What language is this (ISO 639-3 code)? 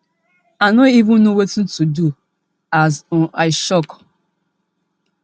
pcm